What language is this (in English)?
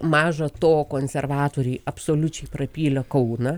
Lithuanian